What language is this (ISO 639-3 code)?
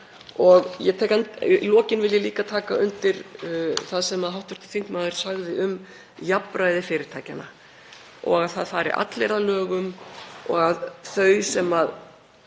isl